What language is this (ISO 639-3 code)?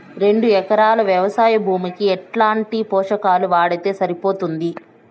tel